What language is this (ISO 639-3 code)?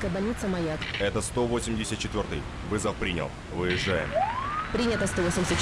rus